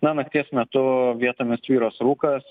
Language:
Lithuanian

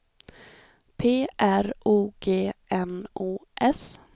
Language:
Swedish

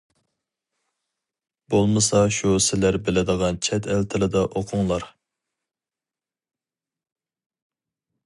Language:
Uyghur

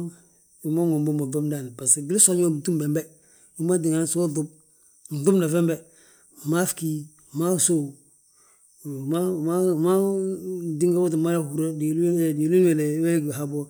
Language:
Balanta-Ganja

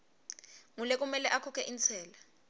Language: Swati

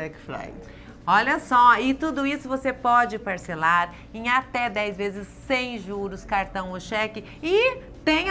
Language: Portuguese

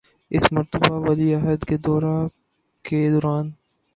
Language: Urdu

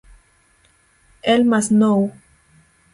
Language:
Spanish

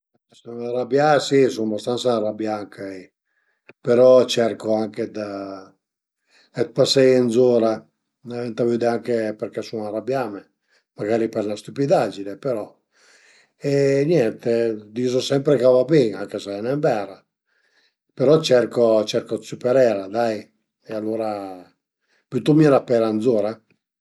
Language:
Piedmontese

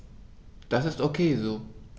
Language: German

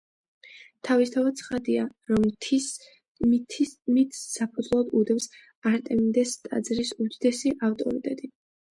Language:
Georgian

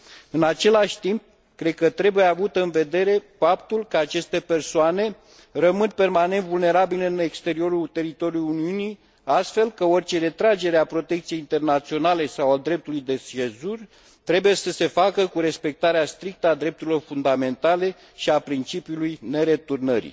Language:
Romanian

